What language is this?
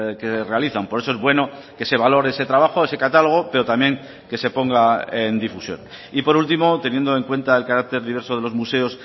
Spanish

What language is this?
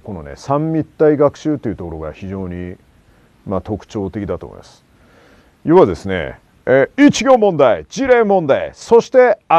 Japanese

